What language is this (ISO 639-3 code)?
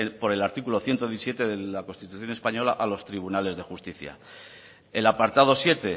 spa